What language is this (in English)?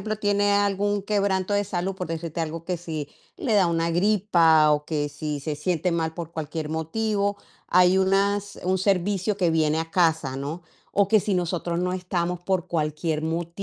Spanish